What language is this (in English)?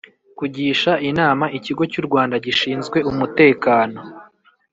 Kinyarwanda